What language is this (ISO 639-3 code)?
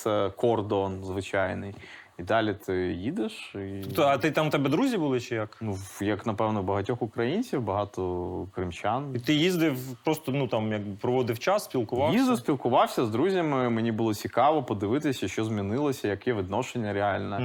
ukr